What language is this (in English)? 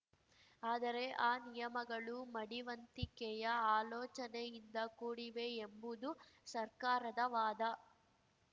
Kannada